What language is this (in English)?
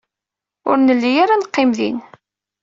Kabyle